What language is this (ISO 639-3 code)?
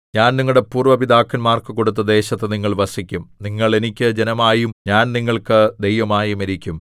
mal